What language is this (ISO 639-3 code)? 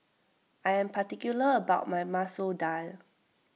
eng